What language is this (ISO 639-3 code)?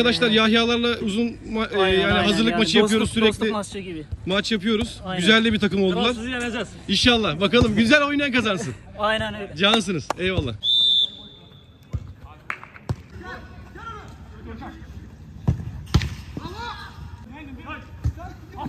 tur